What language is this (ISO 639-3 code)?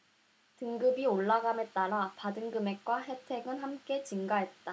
kor